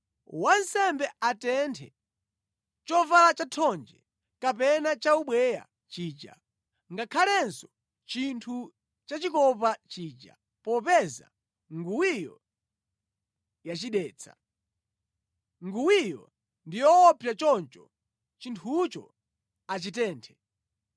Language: Nyanja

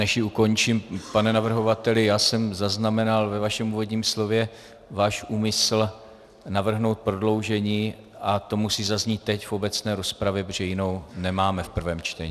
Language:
Czech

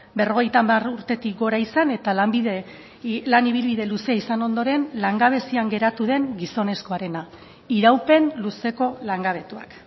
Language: Basque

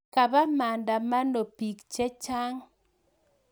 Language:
Kalenjin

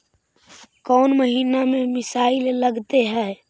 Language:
Magahi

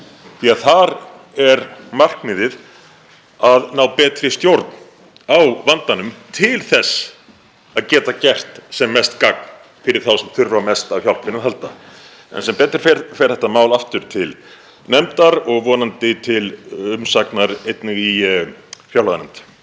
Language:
Icelandic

